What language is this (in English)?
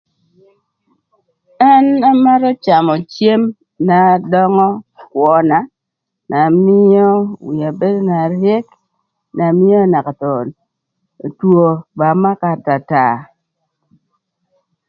Thur